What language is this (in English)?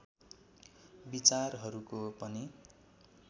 Nepali